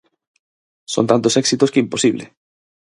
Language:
Galician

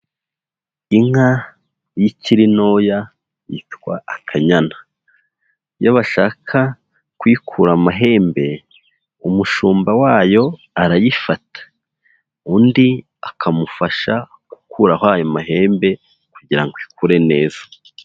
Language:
Kinyarwanda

